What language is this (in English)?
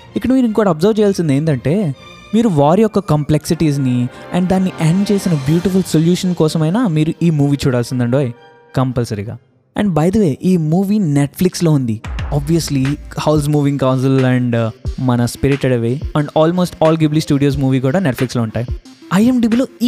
Telugu